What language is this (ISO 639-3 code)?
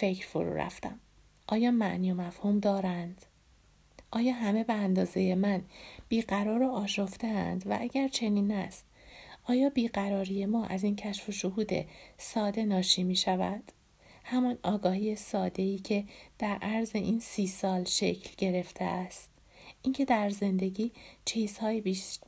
fas